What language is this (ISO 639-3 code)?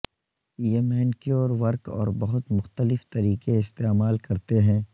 urd